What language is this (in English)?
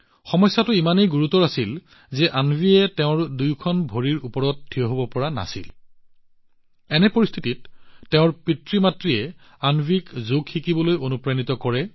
Assamese